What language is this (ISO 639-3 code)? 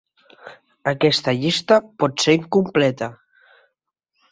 cat